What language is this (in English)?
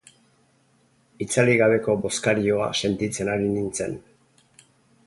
Basque